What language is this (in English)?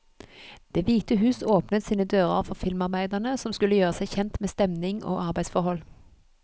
Norwegian